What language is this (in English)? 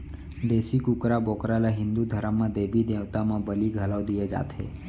Chhattisgarhi